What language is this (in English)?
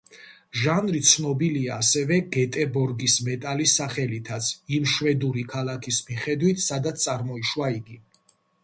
Georgian